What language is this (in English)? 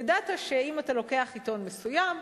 Hebrew